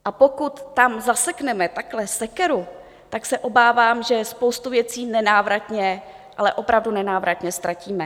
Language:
Czech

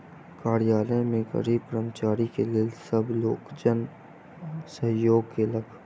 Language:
Maithili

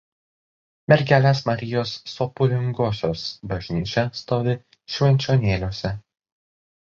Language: Lithuanian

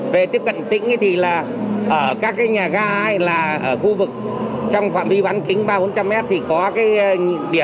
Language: Vietnamese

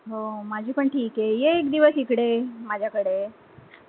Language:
Marathi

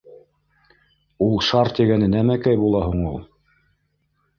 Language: Bashkir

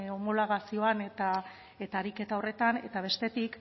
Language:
Basque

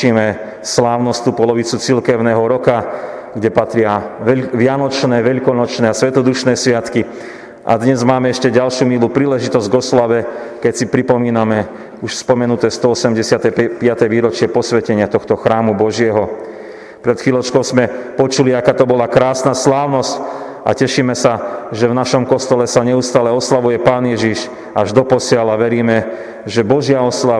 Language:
Slovak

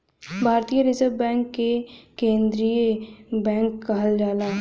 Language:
Bhojpuri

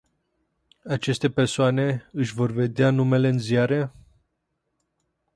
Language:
Romanian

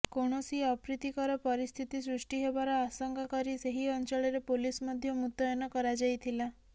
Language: Odia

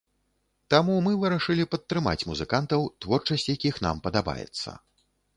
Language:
Belarusian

